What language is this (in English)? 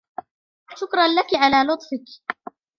Arabic